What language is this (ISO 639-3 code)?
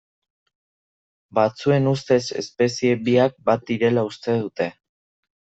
eus